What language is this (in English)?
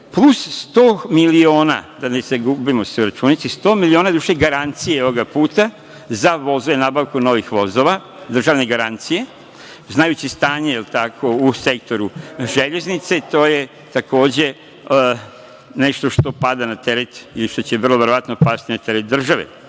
Serbian